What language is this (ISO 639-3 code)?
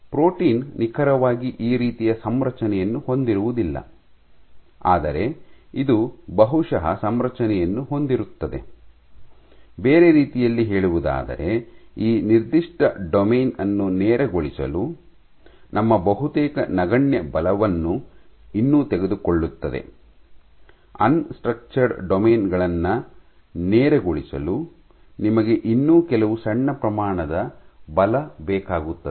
kan